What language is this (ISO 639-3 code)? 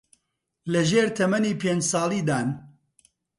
ckb